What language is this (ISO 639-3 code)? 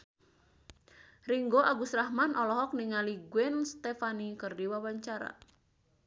sun